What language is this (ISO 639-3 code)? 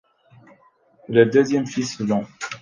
fra